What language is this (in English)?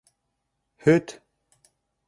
Bashkir